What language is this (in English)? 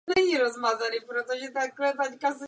Czech